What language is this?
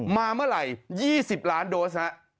Thai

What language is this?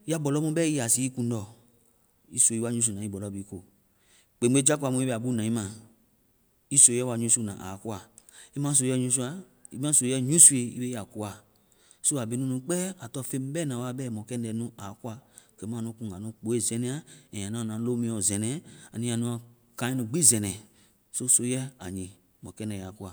Vai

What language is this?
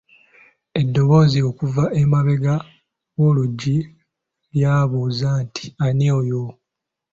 Ganda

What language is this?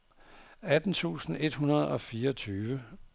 Danish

